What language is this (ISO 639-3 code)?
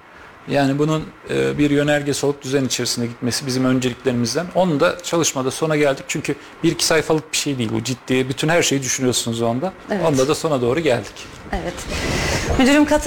tur